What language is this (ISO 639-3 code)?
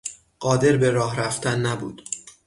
fas